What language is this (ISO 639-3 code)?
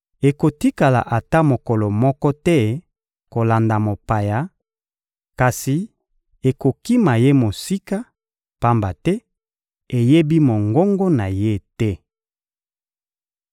lin